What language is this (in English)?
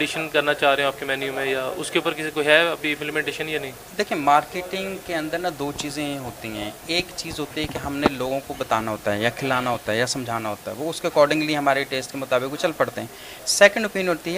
Urdu